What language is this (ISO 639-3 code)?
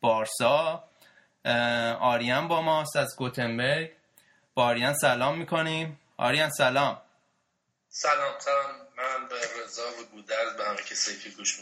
fas